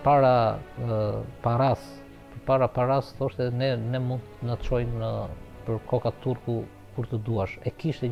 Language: Romanian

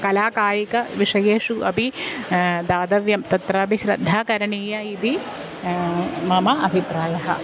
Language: Sanskrit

